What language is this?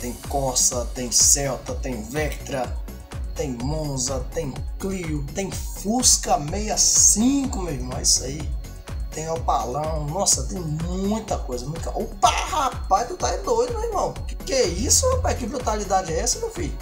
Portuguese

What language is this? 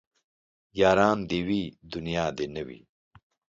Pashto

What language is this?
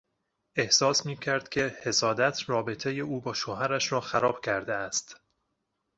Persian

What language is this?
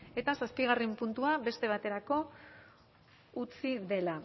Basque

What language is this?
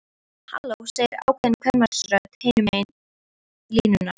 Icelandic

